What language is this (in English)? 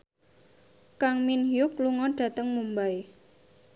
Javanese